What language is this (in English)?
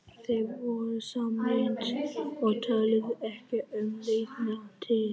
Icelandic